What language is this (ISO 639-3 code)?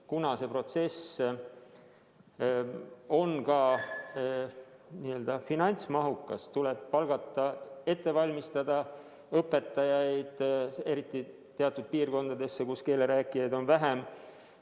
est